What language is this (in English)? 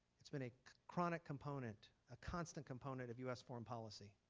English